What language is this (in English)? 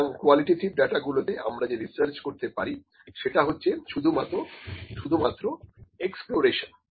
Bangla